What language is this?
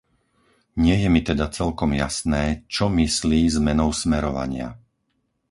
Slovak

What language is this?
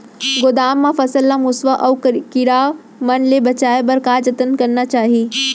Chhattisgarhi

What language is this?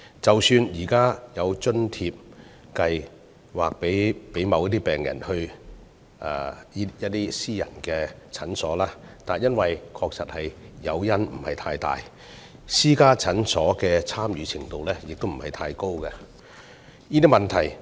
Cantonese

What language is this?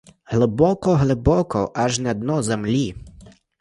Ukrainian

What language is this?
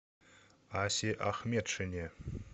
Russian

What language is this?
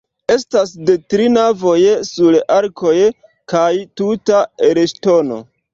Esperanto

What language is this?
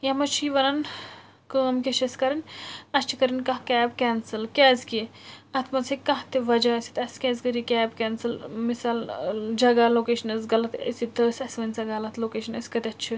Kashmiri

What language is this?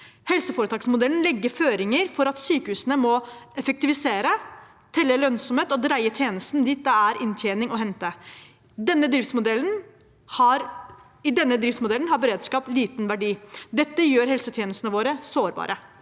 Norwegian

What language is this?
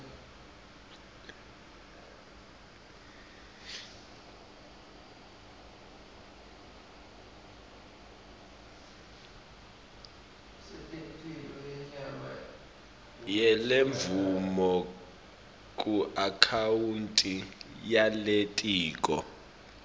Swati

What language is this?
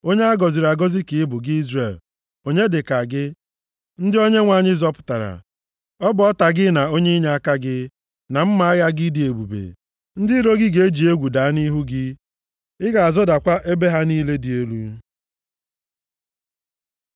Igbo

